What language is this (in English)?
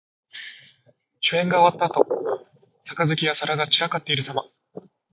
Japanese